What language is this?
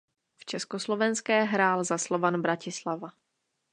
Czech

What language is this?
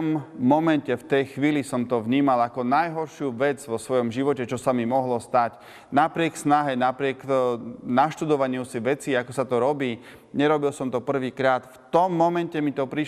Slovak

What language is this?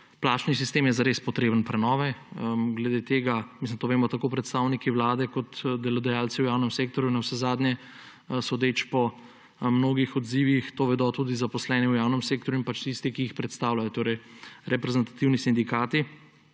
Slovenian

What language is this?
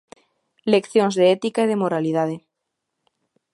Galician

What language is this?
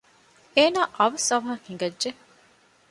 Divehi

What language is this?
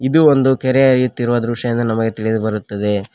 Kannada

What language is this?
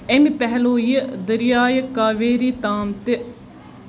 Kashmiri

